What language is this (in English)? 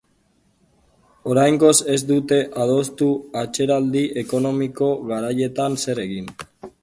Basque